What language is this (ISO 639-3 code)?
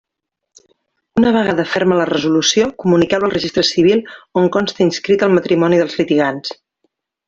cat